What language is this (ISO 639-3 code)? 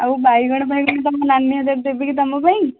ori